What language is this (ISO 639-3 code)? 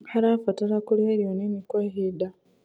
kik